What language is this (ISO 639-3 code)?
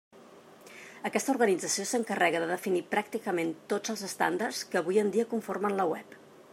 cat